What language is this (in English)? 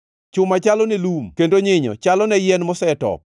Luo (Kenya and Tanzania)